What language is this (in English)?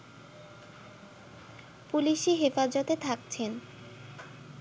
Bangla